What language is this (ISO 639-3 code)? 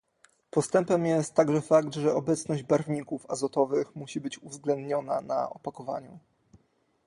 pol